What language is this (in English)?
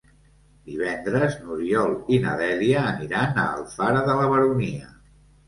Catalan